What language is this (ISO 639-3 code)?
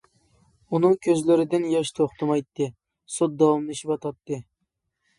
uig